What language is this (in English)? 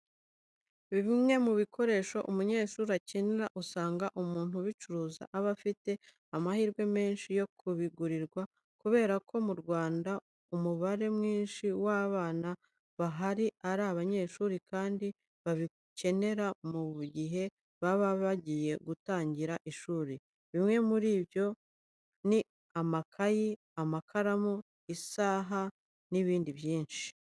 Kinyarwanda